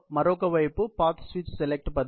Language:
Telugu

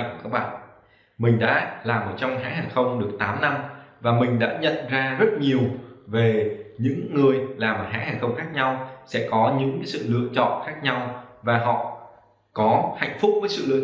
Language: Vietnamese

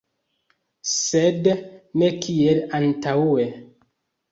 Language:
Esperanto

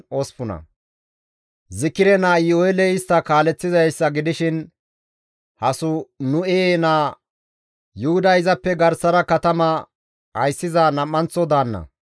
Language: Gamo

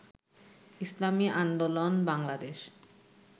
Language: Bangla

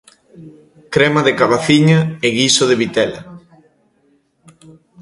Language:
Galician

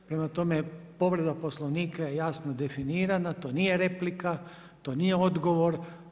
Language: Croatian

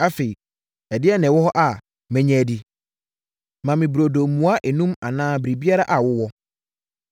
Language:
Akan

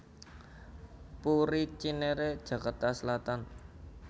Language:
Javanese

